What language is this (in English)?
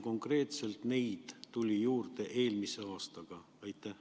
Estonian